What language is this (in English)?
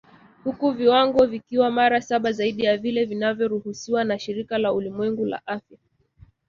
Swahili